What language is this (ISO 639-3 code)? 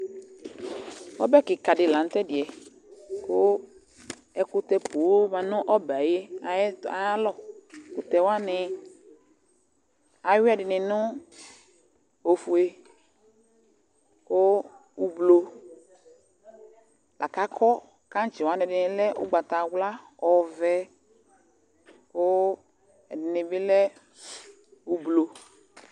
kpo